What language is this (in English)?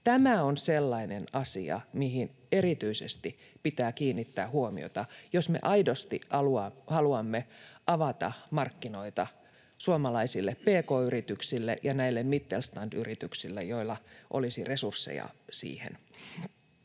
Finnish